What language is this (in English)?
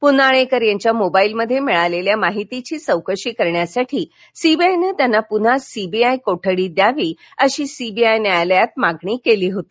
Marathi